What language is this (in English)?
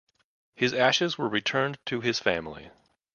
English